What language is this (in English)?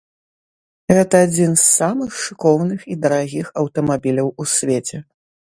Belarusian